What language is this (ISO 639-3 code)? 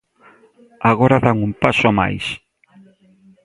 glg